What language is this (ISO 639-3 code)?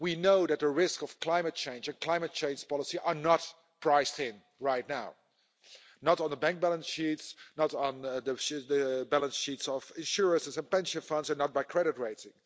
eng